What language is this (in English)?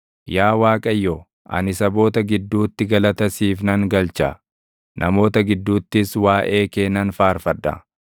Oromo